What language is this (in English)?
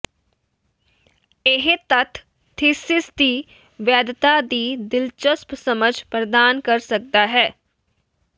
Punjabi